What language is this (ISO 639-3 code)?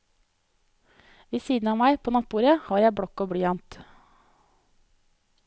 nor